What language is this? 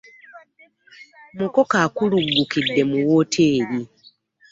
Ganda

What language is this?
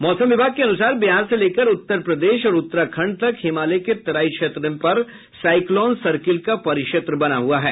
Hindi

